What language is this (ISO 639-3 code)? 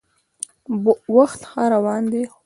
pus